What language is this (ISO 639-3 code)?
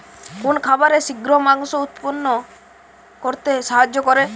ben